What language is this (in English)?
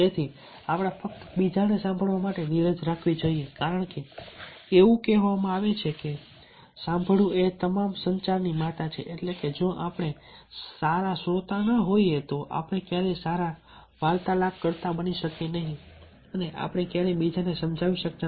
Gujarati